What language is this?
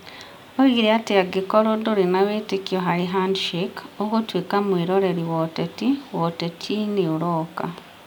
Kikuyu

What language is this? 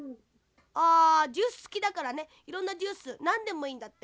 Japanese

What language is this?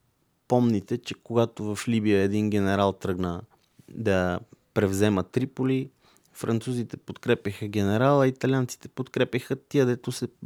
Bulgarian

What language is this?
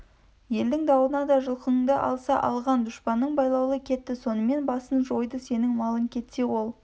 Kazakh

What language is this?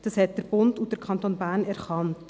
Swiss German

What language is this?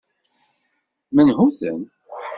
Kabyle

